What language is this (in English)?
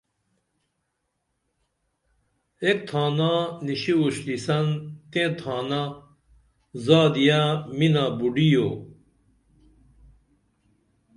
Dameli